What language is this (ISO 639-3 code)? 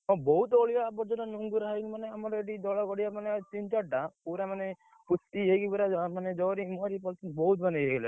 ori